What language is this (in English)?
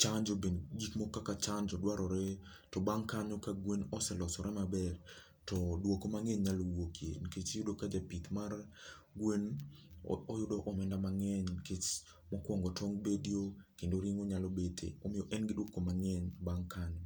Luo (Kenya and Tanzania)